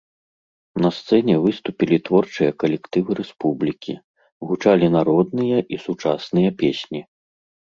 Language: Belarusian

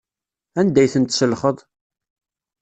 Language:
Kabyle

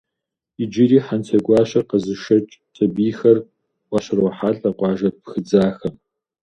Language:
Kabardian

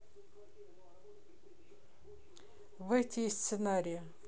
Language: Russian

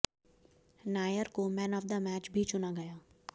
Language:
Hindi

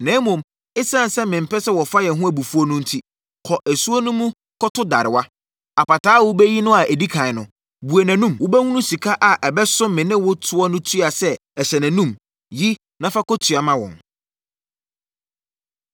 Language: Akan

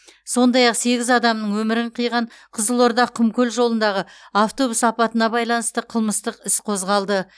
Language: Kazakh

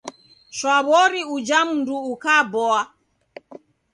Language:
Taita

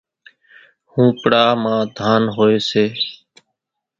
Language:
Kachi Koli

